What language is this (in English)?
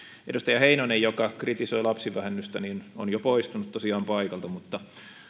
Finnish